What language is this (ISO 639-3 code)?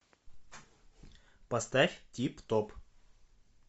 rus